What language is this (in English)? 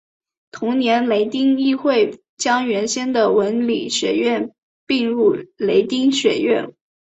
Chinese